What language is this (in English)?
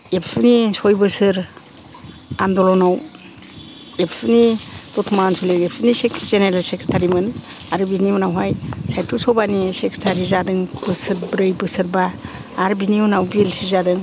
Bodo